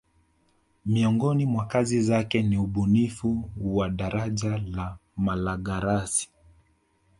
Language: Swahili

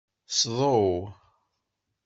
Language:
Kabyle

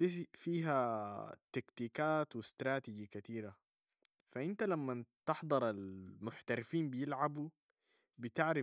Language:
Sudanese Arabic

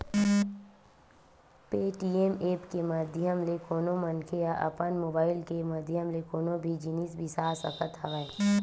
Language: Chhattisgarhi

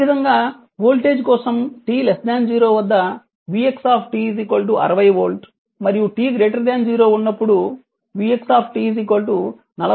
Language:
Telugu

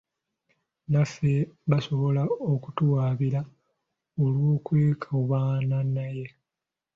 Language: Ganda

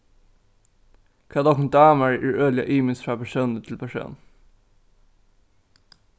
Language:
Faroese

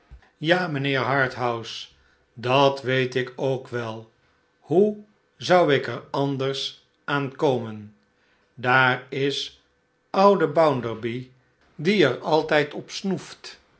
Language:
Dutch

